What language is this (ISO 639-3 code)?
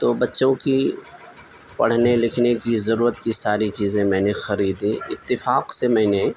urd